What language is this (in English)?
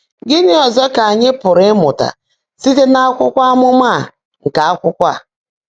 Igbo